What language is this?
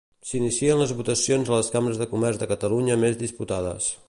Catalan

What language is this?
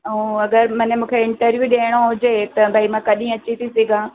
Sindhi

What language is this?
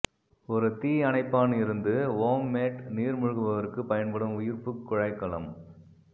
Tamil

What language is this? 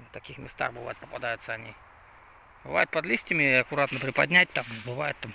Russian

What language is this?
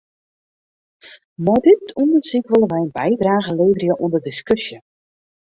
Western Frisian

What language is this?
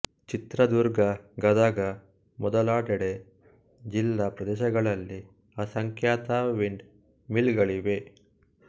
Kannada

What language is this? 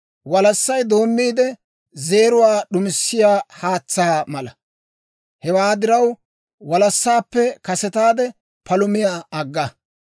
Dawro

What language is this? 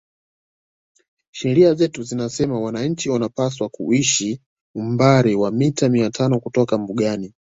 Swahili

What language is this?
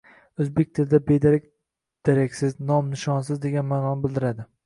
Uzbek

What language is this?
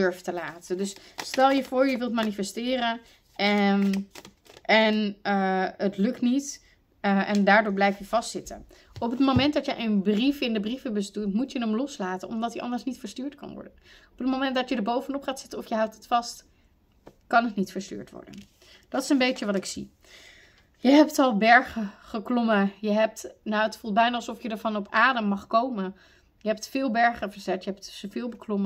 Dutch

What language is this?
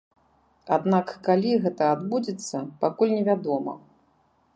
Belarusian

